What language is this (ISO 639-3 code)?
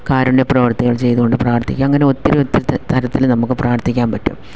mal